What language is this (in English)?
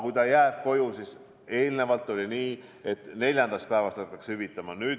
Estonian